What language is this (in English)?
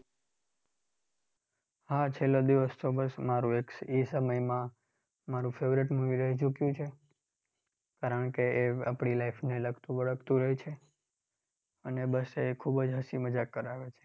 Gujarati